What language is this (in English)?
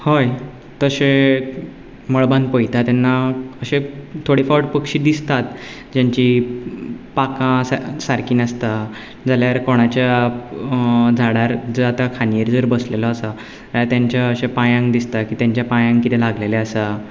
Konkani